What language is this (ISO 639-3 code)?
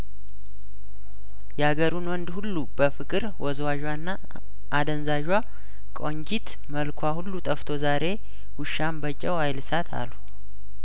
amh